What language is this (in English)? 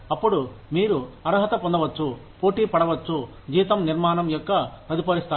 Telugu